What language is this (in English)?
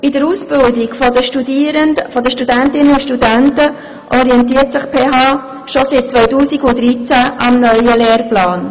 Swiss German